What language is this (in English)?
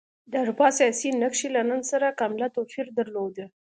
Pashto